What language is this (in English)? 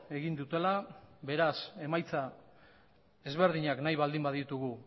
Basque